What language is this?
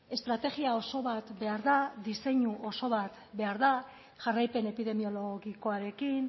Basque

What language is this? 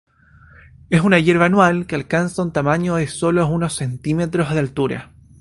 Spanish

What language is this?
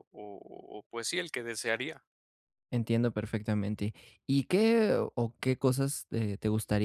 Spanish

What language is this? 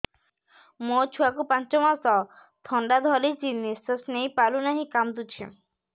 Odia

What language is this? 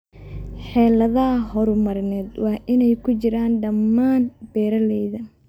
Somali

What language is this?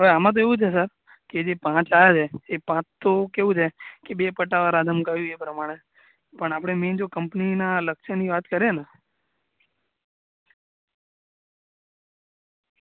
Gujarati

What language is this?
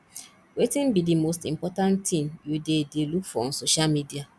Nigerian Pidgin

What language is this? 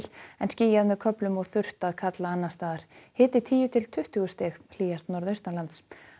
Icelandic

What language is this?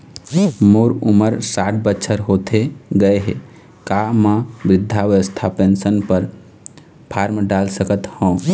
Chhattisgarhi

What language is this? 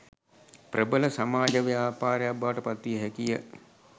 Sinhala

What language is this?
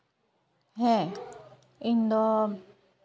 Santali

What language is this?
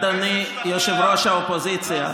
Hebrew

